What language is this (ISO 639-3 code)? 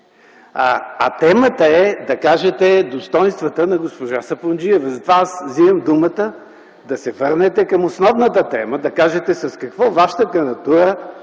bul